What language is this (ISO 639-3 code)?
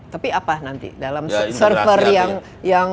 ind